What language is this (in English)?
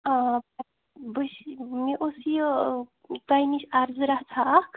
Kashmiri